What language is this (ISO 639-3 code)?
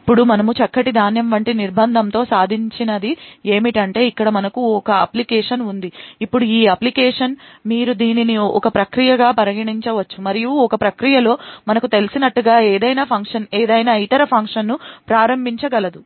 tel